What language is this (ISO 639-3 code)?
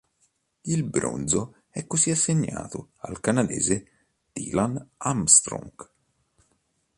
ita